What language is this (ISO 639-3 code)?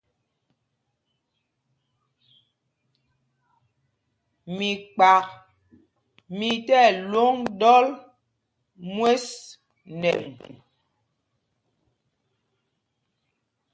mgg